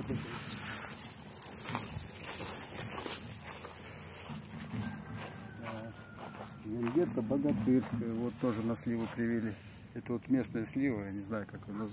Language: Russian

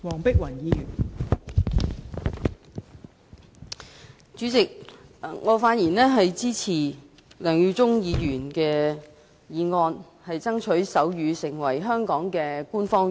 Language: Cantonese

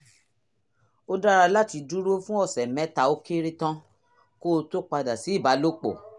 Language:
Yoruba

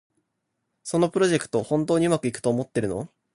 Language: Japanese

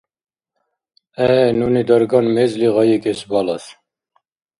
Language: Dargwa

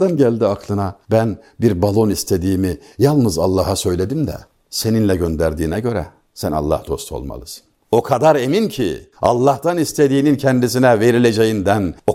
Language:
Turkish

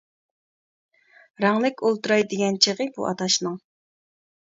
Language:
Uyghur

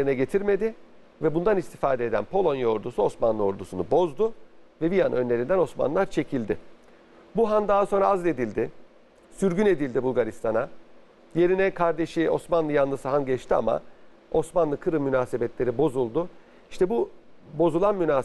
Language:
Turkish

